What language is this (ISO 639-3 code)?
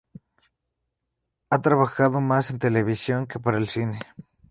spa